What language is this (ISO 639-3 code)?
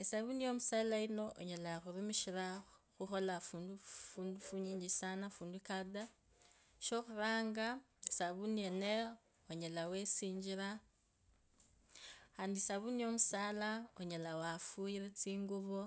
lkb